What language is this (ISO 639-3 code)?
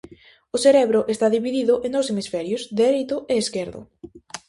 glg